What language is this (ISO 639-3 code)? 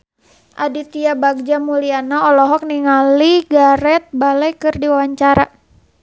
sun